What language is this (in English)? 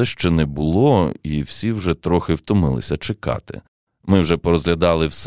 Ukrainian